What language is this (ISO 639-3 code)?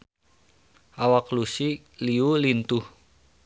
sun